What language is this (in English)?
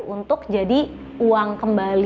Indonesian